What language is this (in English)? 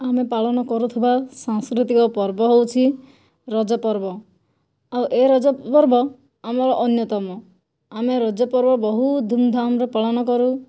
Odia